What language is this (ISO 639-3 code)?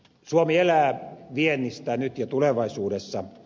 fin